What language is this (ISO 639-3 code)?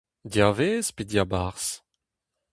bre